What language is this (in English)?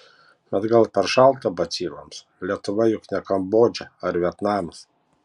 Lithuanian